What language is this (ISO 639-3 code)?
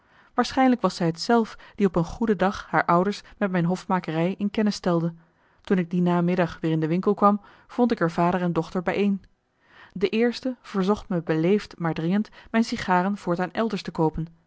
nld